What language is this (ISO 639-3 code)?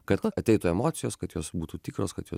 lit